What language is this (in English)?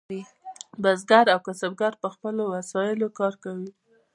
Pashto